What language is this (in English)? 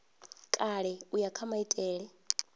Venda